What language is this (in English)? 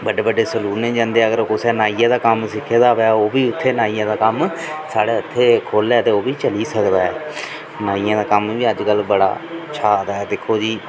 Dogri